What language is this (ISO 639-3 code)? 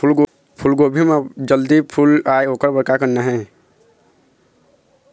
hne